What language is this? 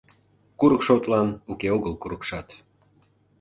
Mari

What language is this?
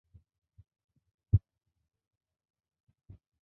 Bangla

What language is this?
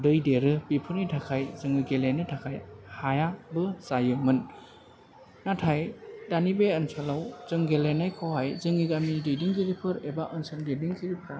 Bodo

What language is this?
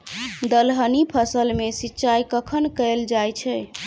Maithili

